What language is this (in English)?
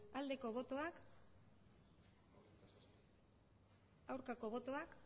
Basque